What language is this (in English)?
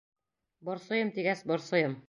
Bashkir